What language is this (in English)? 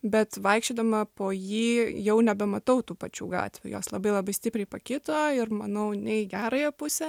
Lithuanian